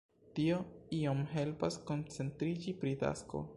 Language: Esperanto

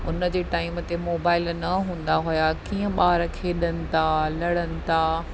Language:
Sindhi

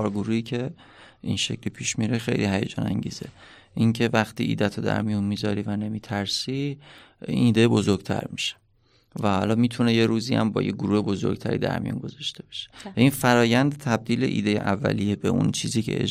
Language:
Persian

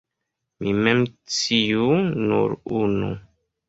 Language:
Esperanto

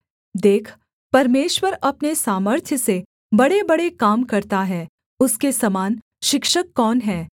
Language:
Hindi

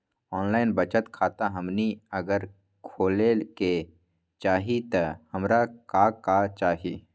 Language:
Magahi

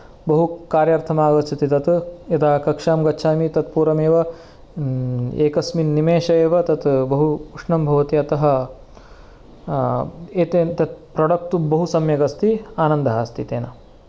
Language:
Sanskrit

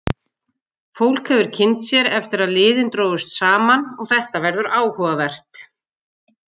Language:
Icelandic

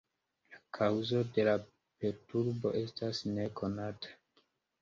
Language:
Esperanto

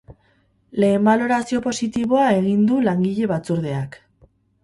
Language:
Basque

